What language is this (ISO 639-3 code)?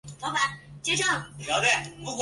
zho